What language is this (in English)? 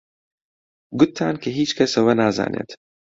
Central Kurdish